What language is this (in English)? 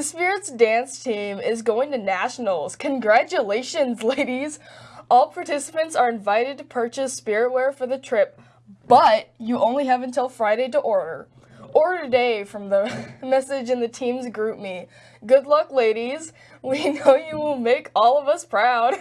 English